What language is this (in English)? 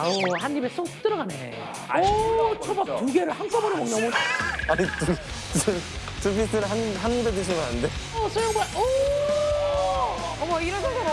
Korean